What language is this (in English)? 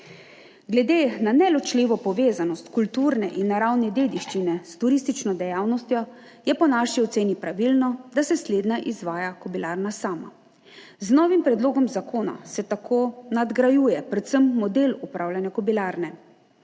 Slovenian